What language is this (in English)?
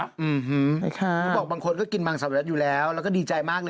Thai